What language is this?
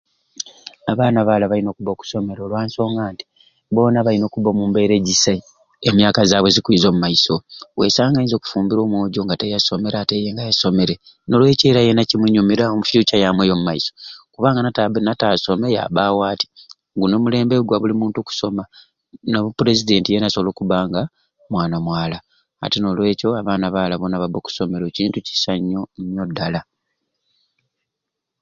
Ruuli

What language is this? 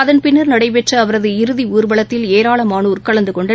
Tamil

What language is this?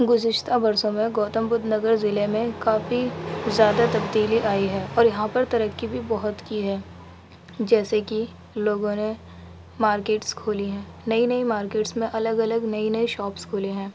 Urdu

